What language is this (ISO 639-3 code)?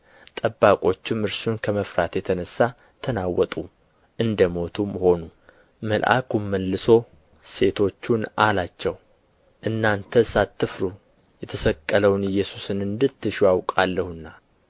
amh